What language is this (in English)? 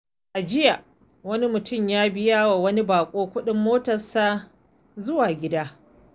Hausa